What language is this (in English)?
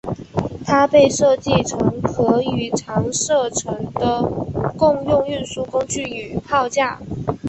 Chinese